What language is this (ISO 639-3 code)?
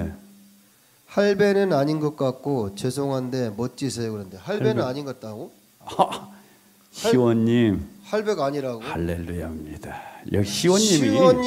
kor